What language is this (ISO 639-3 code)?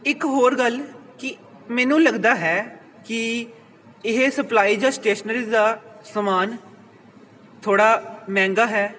pan